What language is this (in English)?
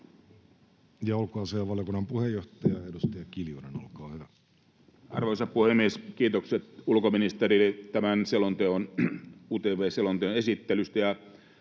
Finnish